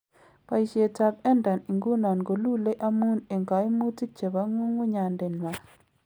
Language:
Kalenjin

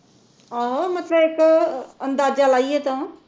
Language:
Punjabi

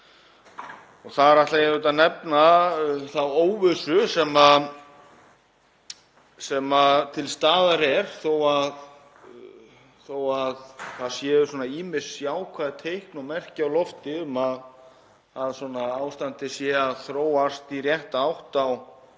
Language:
Icelandic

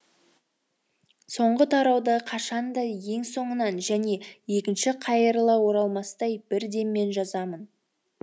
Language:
Kazakh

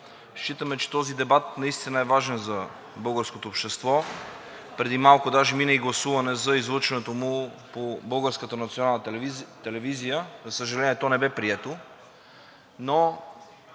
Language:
Bulgarian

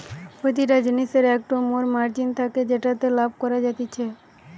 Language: Bangla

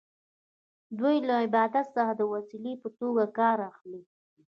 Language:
Pashto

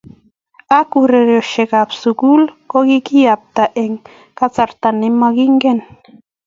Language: Kalenjin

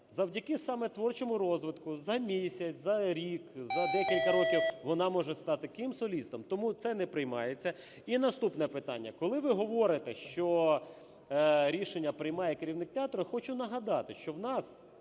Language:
Ukrainian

